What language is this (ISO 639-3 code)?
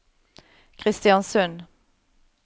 nor